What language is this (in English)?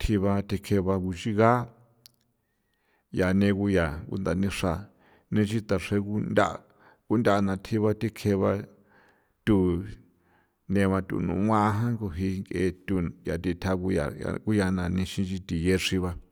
San Felipe Otlaltepec Popoloca